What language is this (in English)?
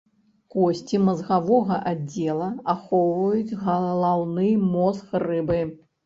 Belarusian